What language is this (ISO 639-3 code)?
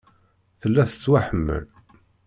kab